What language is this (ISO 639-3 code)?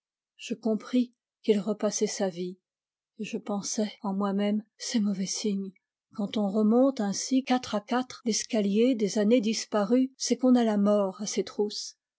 fra